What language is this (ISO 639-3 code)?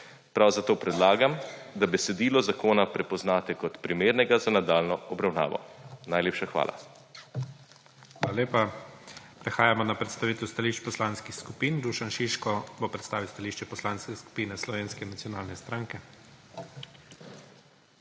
slv